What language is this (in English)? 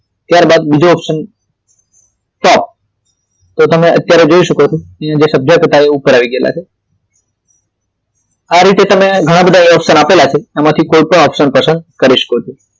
Gujarati